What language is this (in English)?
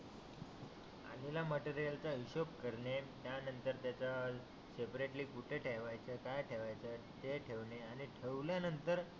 Marathi